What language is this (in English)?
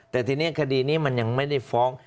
Thai